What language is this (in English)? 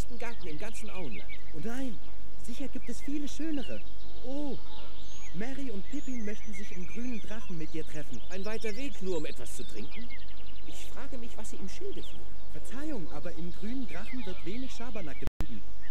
German